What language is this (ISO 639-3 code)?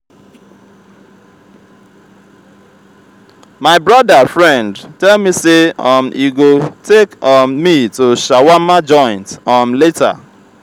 pcm